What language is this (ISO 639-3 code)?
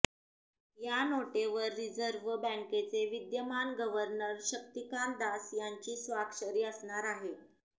mar